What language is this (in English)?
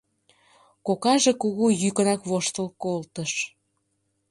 Mari